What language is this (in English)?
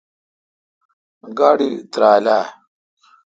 Kalkoti